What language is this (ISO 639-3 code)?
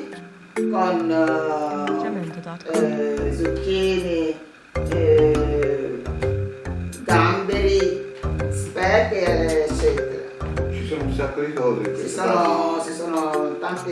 ita